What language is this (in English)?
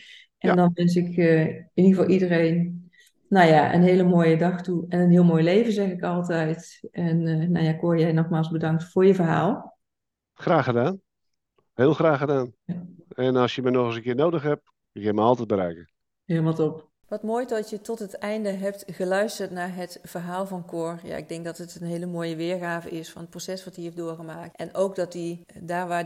Dutch